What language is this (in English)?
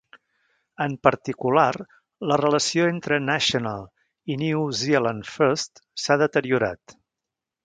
Catalan